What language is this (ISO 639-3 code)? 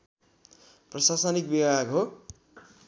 nep